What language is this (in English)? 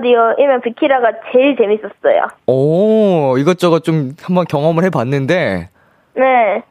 Korean